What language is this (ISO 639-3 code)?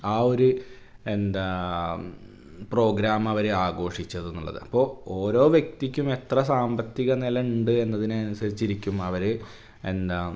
mal